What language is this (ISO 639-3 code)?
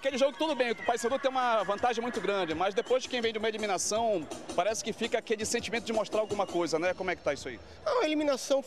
por